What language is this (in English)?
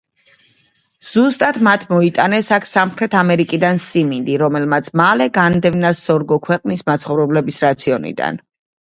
Georgian